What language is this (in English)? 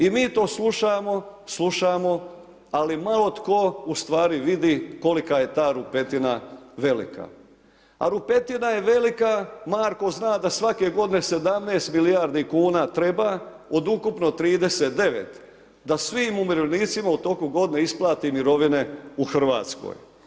Croatian